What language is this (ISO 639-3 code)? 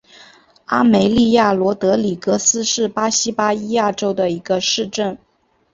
zho